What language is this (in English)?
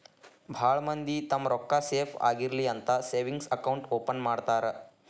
Kannada